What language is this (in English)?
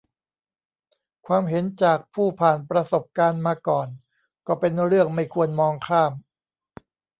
Thai